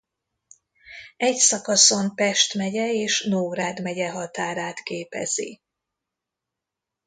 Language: Hungarian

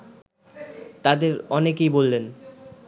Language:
Bangla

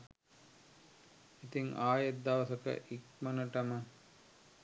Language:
Sinhala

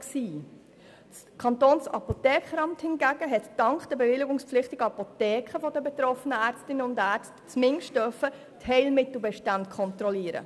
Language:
Swiss German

